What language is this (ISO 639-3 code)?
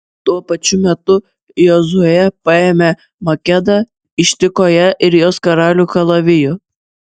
lit